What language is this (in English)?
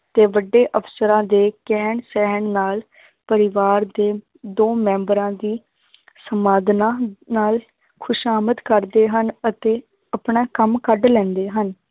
Punjabi